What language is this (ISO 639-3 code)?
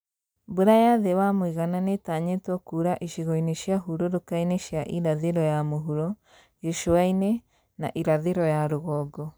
kik